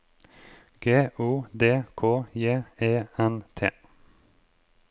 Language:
Norwegian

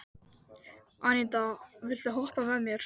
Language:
Icelandic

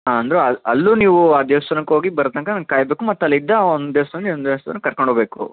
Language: Kannada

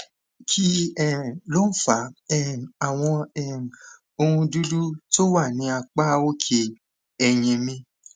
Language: Yoruba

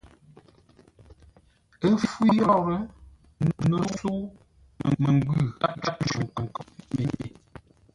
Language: Ngombale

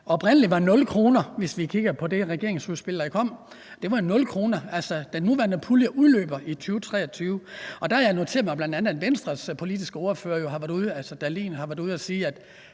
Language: Danish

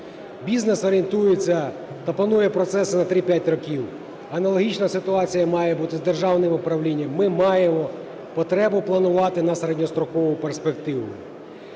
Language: Ukrainian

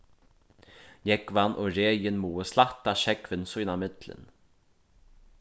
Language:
Faroese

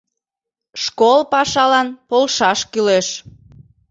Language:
Mari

